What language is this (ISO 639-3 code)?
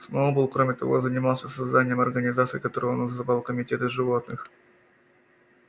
rus